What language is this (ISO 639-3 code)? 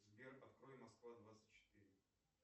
rus